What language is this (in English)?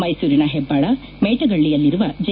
Kannada